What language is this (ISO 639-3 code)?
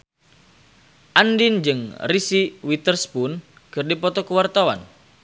sun